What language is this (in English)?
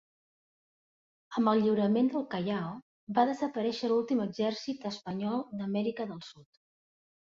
Catalan